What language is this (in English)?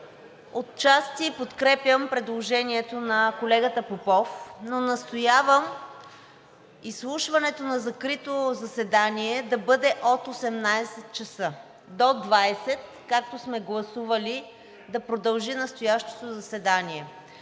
Bulgarian